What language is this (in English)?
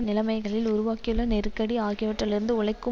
Tamil